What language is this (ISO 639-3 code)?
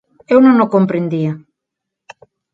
glg